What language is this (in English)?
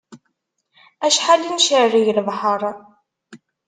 Kabyle